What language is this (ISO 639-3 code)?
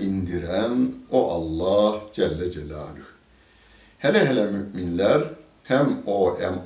tur